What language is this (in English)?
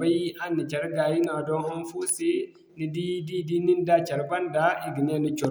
Zarma